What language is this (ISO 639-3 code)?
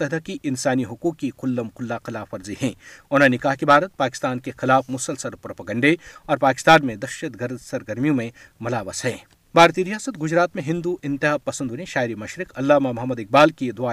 urd